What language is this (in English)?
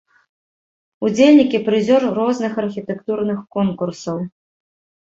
Belarusian